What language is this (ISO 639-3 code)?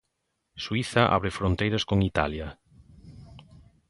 glg